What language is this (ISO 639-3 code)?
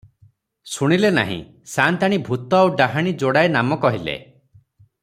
ori